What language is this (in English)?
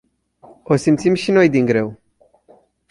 Romanian